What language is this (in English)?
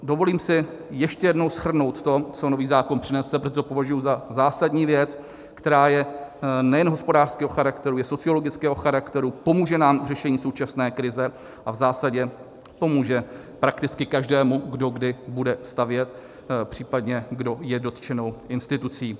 Czech